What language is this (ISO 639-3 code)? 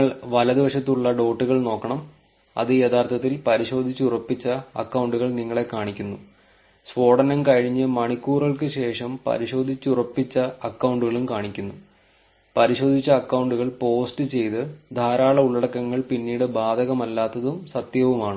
mal